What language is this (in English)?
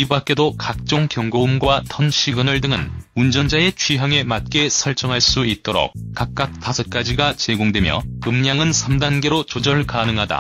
Korean